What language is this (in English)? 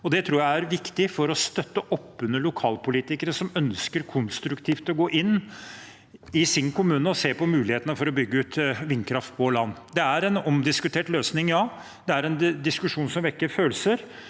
Norwegian